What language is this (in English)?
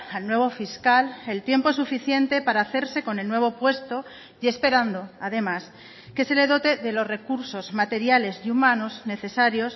Spanish